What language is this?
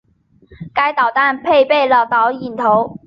Chinese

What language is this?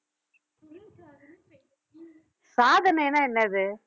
Tamil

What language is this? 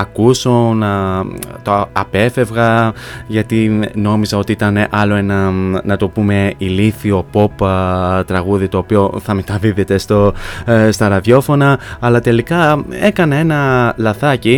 Greek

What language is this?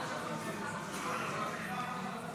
Hebrew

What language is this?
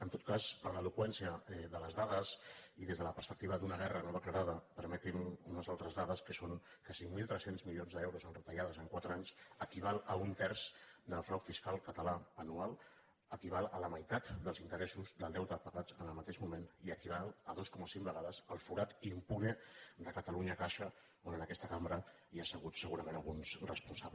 Catalan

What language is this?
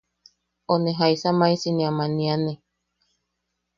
Yaqui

